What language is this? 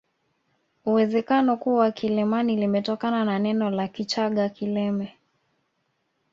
Swahili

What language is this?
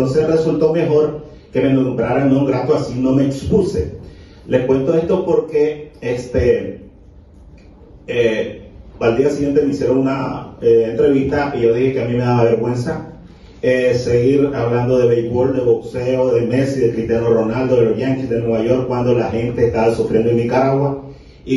Spanish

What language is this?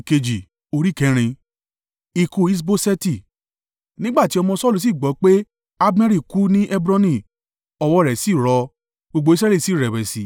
Yoruba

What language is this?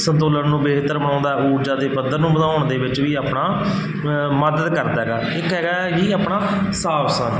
Punjabi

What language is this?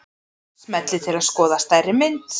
Icelandic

